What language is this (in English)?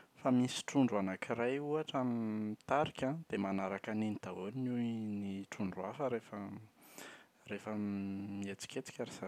Malagasy